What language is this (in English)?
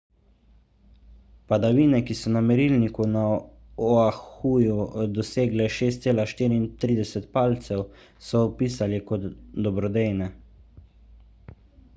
Slovenian